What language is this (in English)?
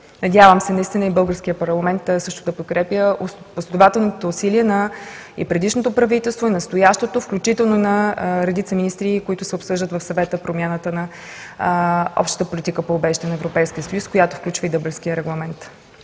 Bulgarian